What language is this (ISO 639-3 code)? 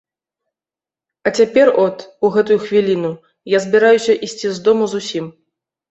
bel